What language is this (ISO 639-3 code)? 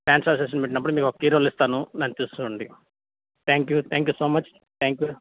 tel